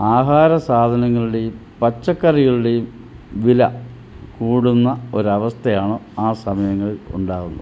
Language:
Malayalam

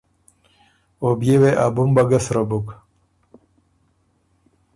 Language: Ormuri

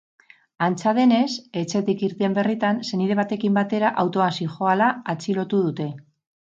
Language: Basque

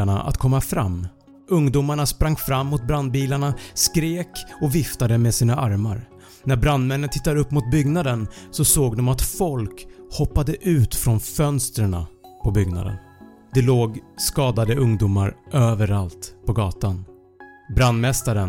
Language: Swedish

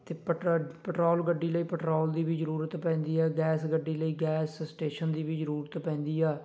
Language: Punjabi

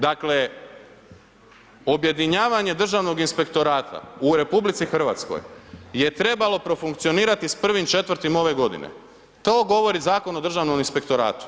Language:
Croatian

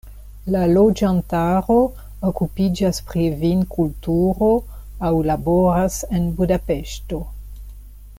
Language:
Esperanto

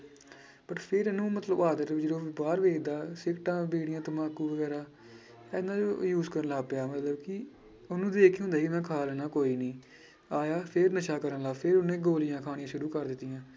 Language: Punjabi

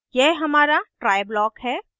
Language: Hindi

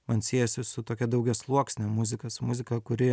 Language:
Lithuanian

